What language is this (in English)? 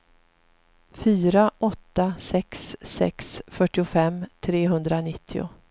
Swedish